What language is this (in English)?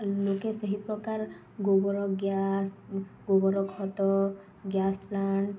Odia